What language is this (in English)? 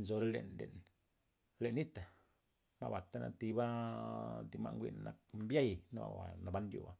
Loxicha Zapotec